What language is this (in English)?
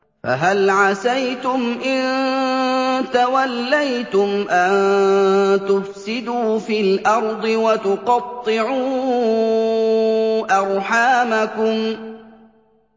Arabic